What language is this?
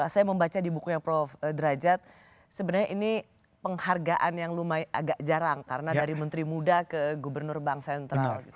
Indonesian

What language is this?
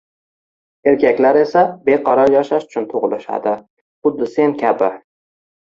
Uzbek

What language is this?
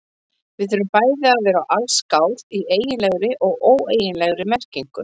Icelandic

